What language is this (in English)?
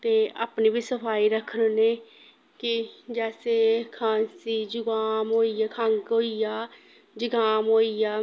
Dogri